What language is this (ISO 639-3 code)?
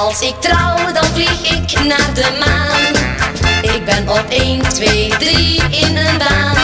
nld